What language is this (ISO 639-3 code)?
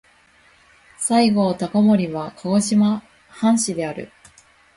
jpn